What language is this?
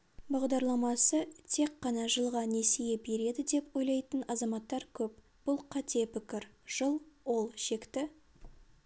Kazakh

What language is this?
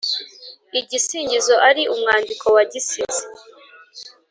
Kinyarwanda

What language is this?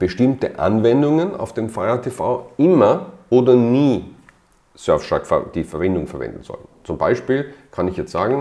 German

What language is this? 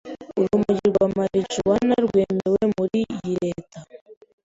Kinyarwanda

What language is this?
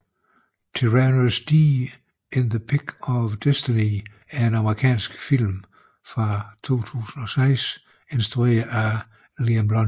Danish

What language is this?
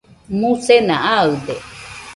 Nüpode Huitoto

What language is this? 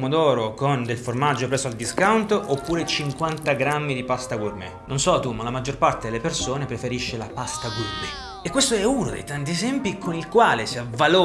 Italian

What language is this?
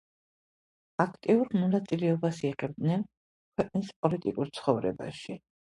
Georgian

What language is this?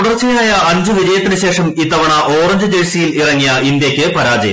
Malayalam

